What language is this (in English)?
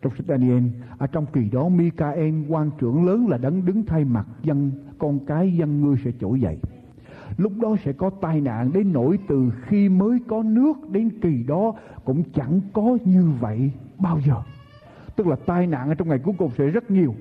Vietnamese